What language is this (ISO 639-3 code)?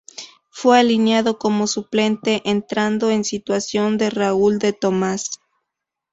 spa